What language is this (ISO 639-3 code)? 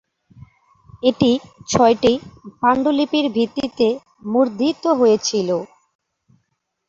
ben